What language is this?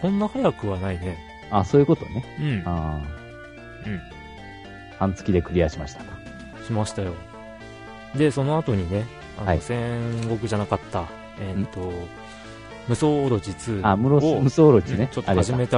Japanese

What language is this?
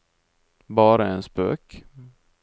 Norwegian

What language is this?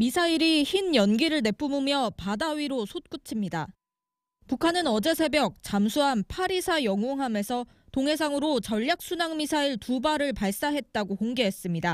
Korean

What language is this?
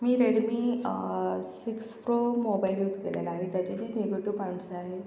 Marathi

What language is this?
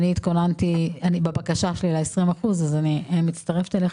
Hebrew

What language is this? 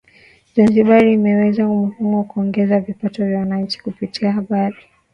Swahili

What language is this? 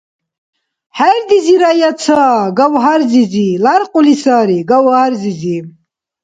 Dargwa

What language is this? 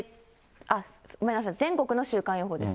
Japanese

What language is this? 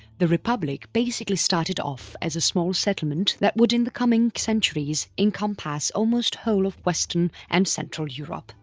English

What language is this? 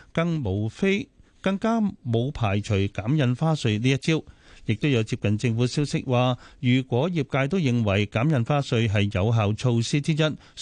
Chinese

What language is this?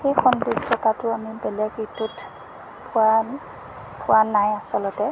Assamese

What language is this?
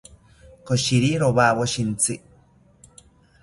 South Ucayali Ashéninka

